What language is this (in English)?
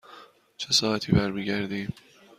Persian